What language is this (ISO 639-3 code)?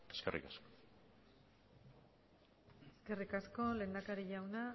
eus